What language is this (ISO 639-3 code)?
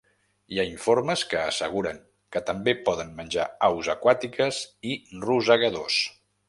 cat